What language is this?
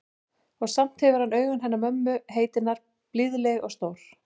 Icelandic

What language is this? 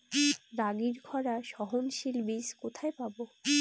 Bangla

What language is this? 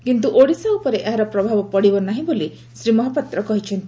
Odia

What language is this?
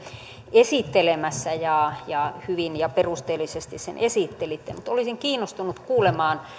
Finnish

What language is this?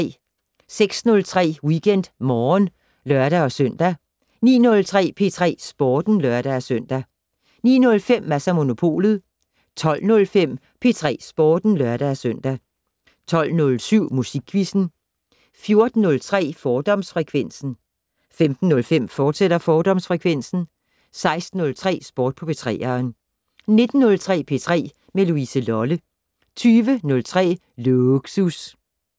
Danish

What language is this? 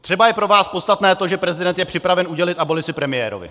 Czech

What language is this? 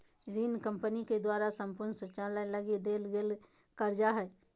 Magahi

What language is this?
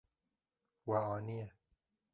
Kurdish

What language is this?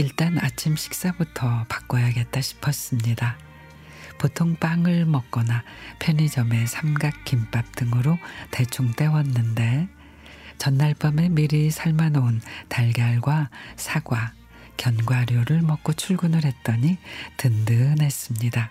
Korean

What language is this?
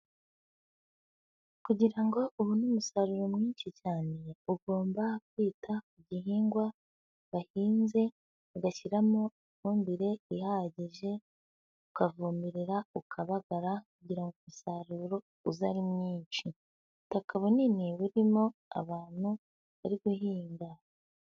Kinyarwanda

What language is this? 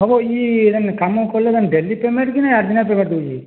Odia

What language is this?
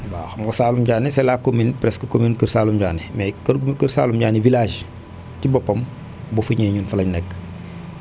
Wolof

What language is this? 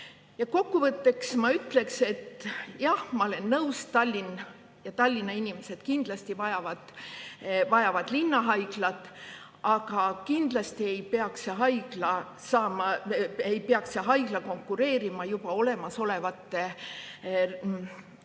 Estonian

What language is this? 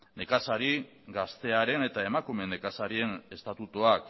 Basque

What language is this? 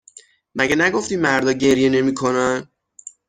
Persian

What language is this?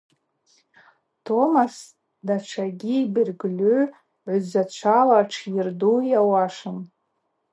Abaza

